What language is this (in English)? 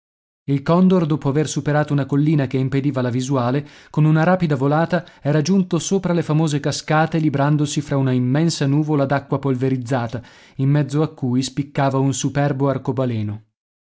Italian